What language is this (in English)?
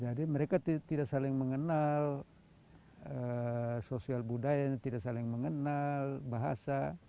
Indonesian